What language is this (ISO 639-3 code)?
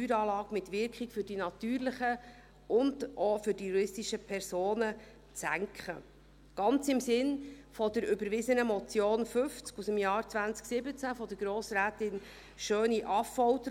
gsw